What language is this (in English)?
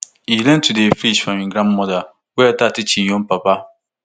Nigerian Pidgin